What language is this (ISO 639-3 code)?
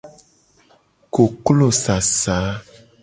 gej